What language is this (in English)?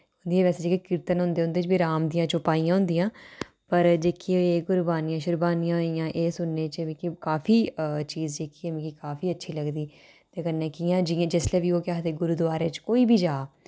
Dogri